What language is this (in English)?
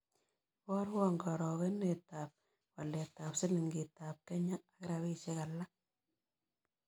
Kalenjin